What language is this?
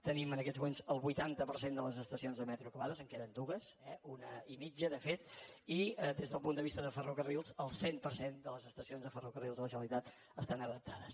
Catalan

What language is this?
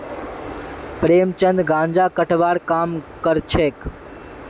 Magahi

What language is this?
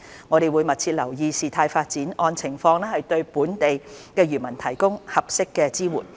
Cantonese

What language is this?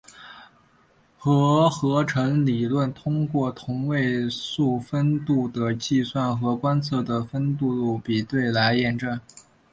Chinese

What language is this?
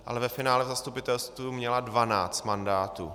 Czech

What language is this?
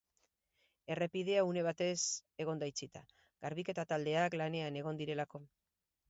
Basque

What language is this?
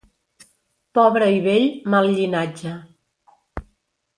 Catalan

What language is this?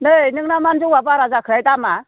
Bodo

